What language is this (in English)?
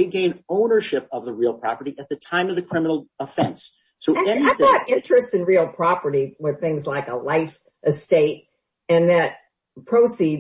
English